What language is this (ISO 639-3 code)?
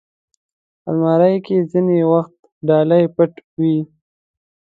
pus